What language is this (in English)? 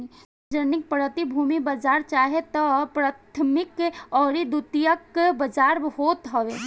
Bhojpuri